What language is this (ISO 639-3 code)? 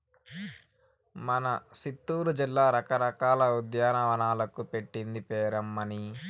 tel